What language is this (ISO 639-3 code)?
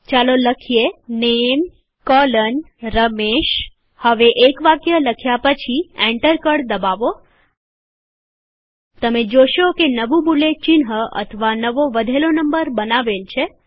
guj